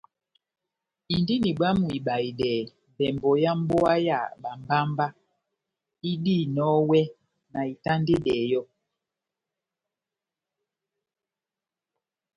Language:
Batanga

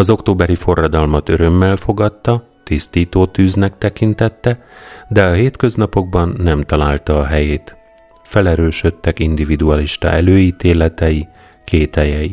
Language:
Hungarian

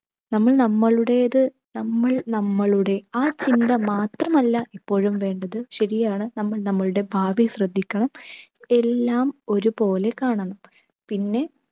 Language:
Malayalam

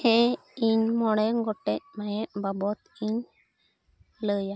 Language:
Santali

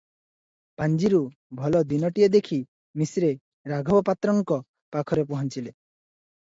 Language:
Odia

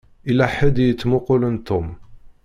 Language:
Kabyle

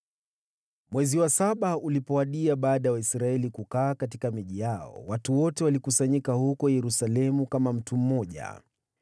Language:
Swahili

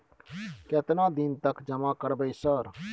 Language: Maithili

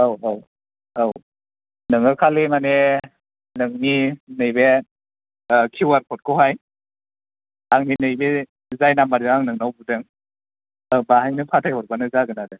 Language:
Bodo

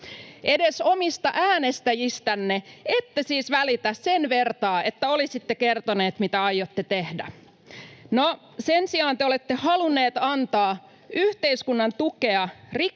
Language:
Finnish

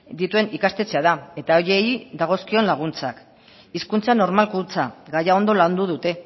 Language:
Basque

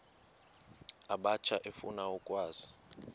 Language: Xhosa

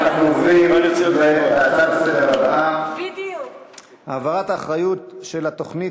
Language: Hebrew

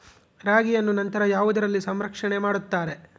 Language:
Kannada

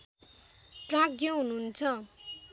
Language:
Nepali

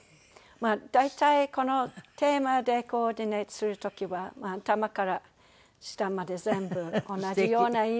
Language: Japanese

